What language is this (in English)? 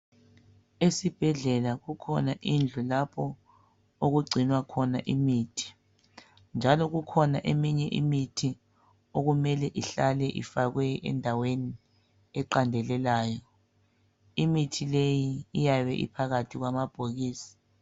North Ndebele